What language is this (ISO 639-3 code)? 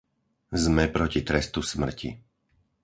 slk